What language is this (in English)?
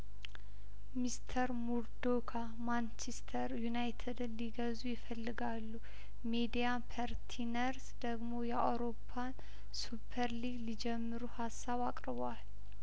Amharic